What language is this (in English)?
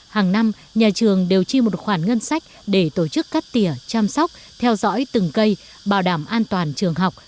Vietnamese